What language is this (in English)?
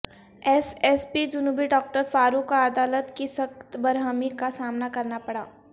Urdu